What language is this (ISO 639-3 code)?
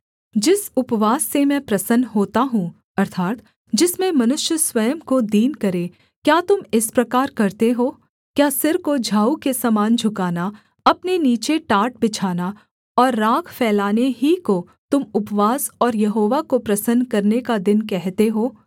hin